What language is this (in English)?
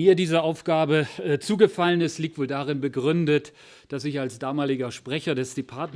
German